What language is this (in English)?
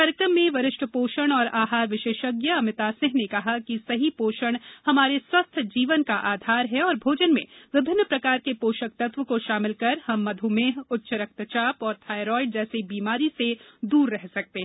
Hindi